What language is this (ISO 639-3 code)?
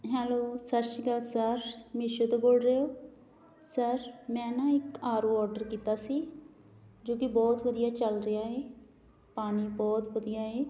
pan